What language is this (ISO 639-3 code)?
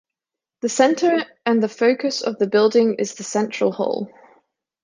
eng